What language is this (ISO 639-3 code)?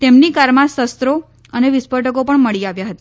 guj